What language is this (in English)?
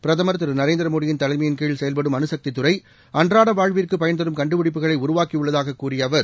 Tamil